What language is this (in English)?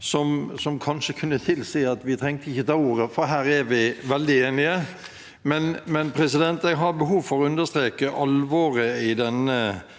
Norwegian